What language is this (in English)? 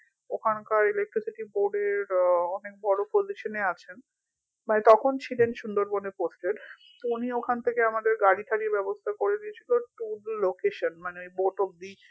Bangla